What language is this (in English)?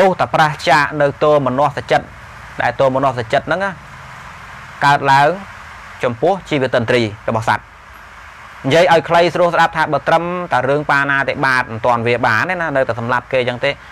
Vietnamese